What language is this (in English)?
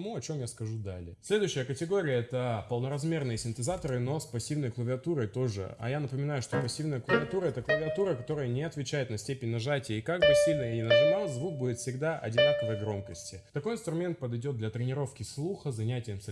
Russian